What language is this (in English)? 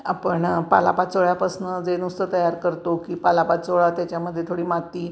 Marathi